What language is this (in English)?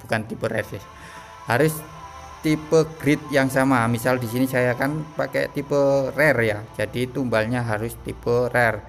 Indonesian